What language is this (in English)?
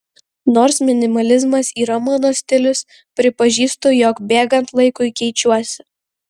Lithuanian